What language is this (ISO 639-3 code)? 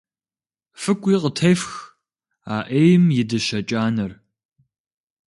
kbd